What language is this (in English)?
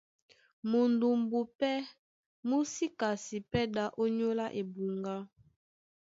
Duala